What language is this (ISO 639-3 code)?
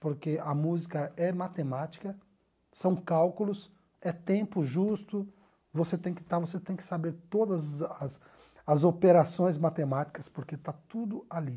por